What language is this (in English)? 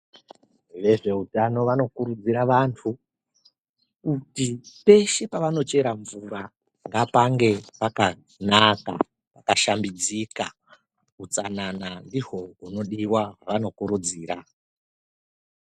Ndau